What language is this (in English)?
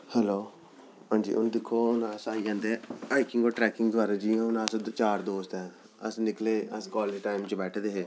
Dogri